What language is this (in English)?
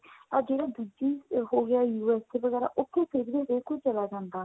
Punjabi